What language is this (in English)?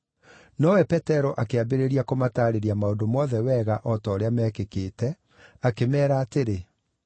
Kikuyu